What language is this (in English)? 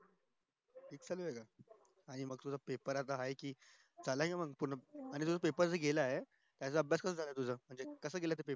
Marathi